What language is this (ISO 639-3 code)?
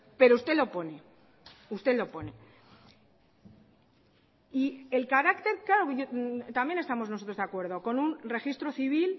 spa